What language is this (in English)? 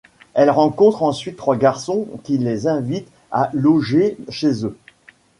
French